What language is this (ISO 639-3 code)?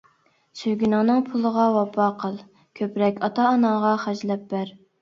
uig